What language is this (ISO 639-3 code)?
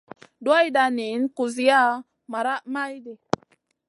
mcn